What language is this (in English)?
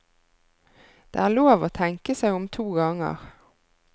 Norwegian